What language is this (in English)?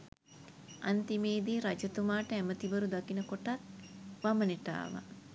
Sinhala